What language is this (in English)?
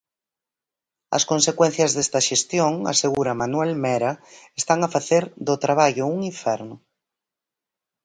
Galician